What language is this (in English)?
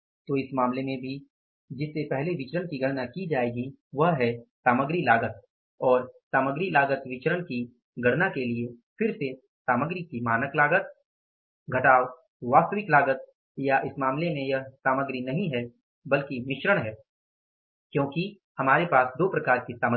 Hindi